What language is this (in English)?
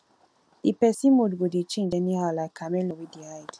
Nigerian Pidgin